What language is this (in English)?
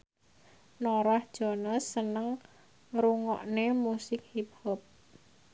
Javanese